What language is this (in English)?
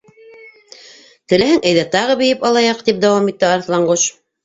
Bashkir